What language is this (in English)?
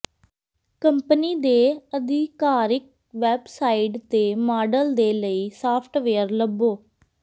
Punjabi